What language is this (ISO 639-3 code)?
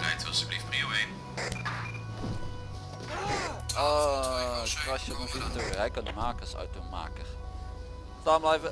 nld